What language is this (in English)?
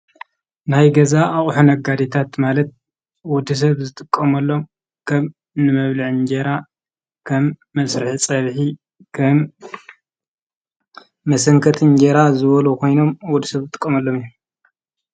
Tigrinya